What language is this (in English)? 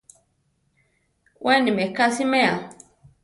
Central Tarahumara